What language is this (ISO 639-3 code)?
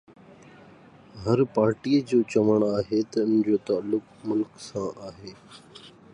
snd